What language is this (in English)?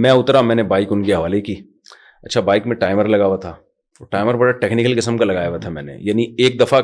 Urdu